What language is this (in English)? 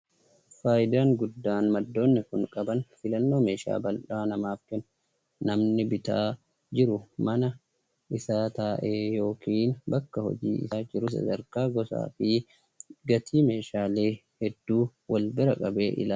Oromo